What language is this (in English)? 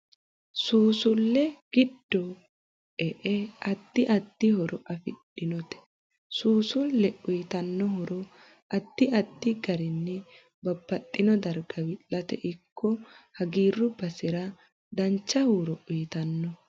Sidamo